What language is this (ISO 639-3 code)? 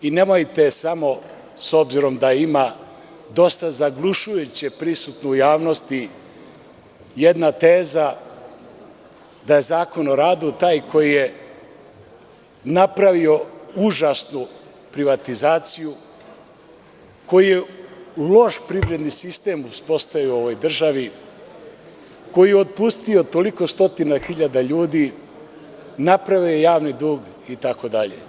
srp